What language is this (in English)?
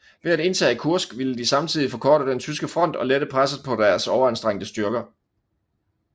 Danish